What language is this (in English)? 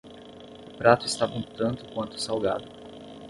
Portuguese